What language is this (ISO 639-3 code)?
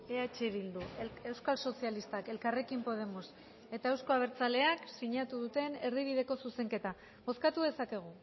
eus